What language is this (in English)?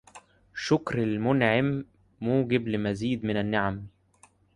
Arabic